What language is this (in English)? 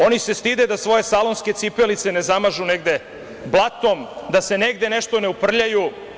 Serbian